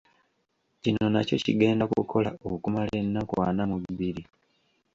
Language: Ganda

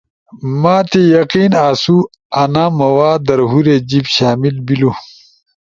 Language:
Ushojo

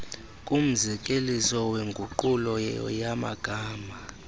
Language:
Xhosa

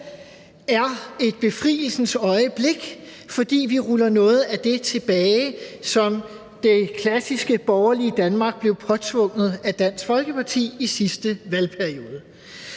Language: Danish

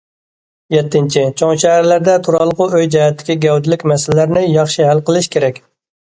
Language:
Uyghur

